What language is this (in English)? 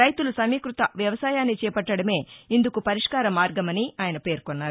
Telugu